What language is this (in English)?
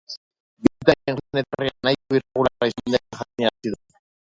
Basque